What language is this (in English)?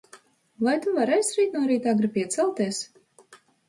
Latvian